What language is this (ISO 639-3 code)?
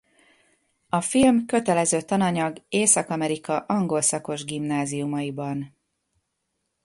hun